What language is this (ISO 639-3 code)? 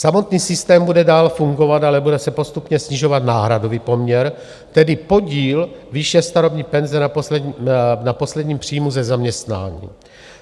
ces